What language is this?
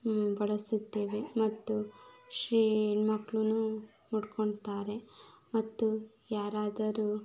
Kannada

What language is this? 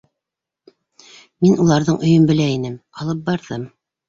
Bashkir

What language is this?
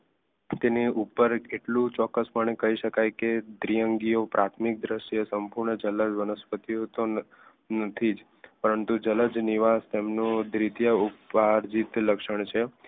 Gujarati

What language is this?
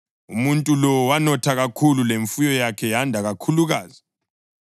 North Ndebele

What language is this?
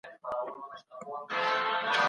Pashto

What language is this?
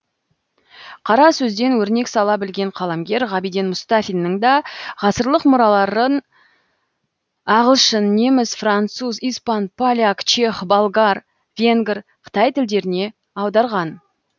Kazakh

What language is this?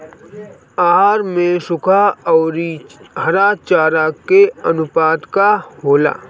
Bhojpuri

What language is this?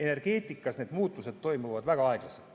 Estonian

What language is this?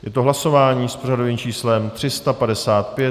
Czech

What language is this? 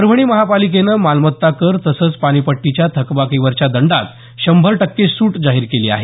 Marathi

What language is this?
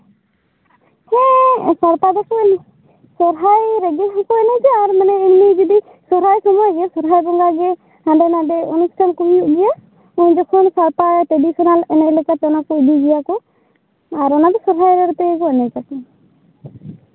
Santali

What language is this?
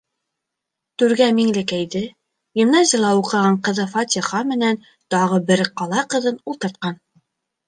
Bashkir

